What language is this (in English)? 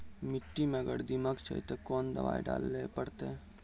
Maithili